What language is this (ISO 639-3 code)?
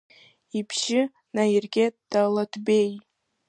abk